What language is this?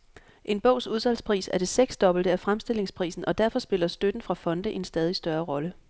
Danish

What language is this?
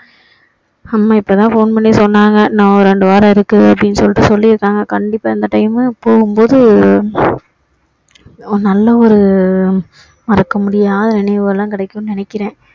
Tamil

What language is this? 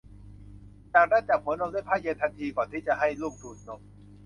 Thai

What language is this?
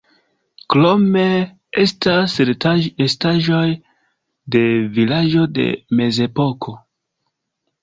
Esperanto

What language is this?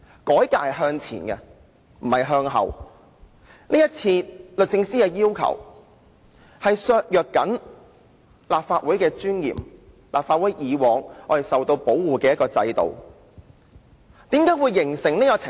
Cantonese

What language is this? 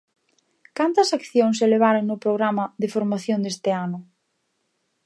Galician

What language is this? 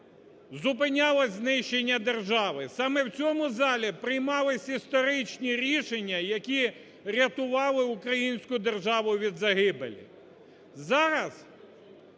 Ukrainian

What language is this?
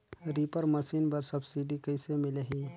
Chhattisgarhi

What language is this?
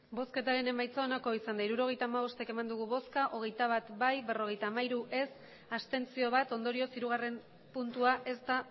Basque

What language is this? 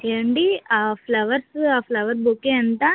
Telugu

